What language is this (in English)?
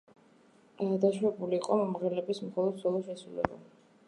Georgian